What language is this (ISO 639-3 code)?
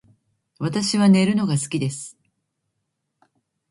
jpn